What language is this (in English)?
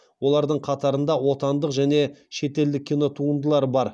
Kazakh